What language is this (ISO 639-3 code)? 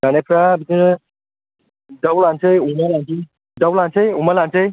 brx